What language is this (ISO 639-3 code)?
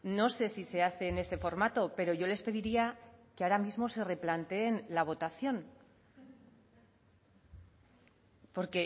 spa